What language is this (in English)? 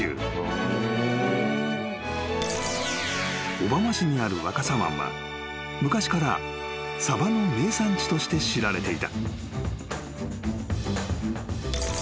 Japanese